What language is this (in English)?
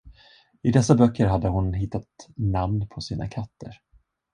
Swedish